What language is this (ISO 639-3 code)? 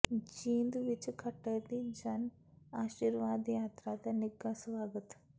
pan